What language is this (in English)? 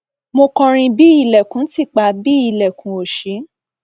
Yoruba